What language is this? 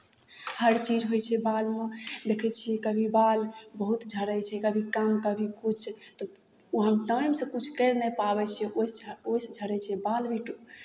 Maithili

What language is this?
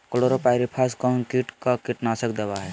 Magahi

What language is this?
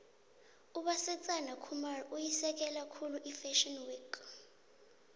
South Ndebele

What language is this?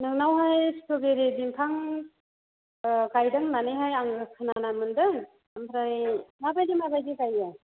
Bodo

